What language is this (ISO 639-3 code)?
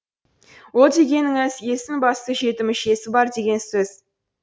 kaz